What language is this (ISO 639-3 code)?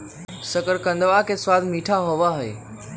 mag